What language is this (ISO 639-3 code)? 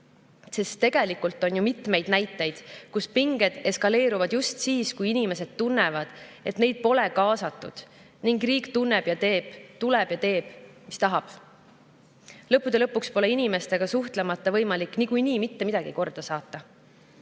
est